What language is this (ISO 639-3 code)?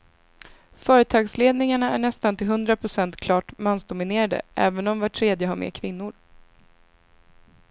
swe